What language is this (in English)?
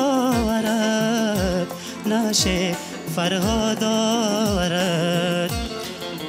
Persian